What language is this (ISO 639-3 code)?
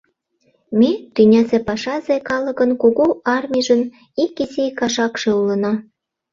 chm